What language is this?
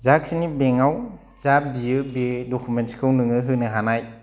Bodo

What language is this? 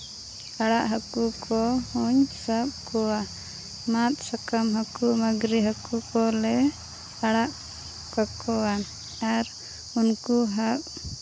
Santali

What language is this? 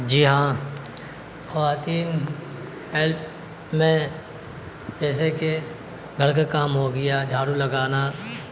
Urdu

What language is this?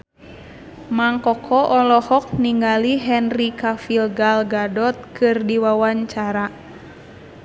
Sundanese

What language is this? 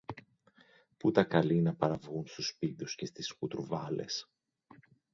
Greek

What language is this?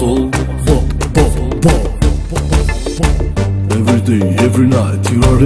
Indonesian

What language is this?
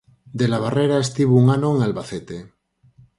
Galician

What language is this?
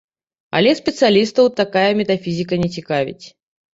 Belarusian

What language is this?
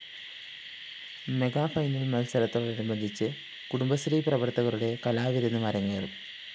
Malayalam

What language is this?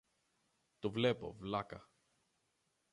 Greek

